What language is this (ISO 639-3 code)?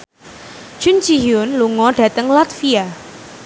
jav